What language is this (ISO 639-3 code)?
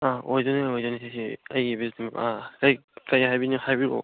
mni